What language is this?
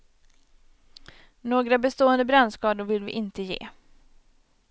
Swedish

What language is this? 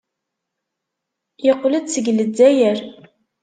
Kabyle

